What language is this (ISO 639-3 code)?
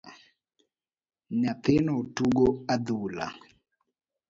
luo